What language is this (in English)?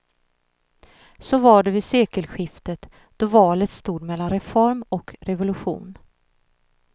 Swedish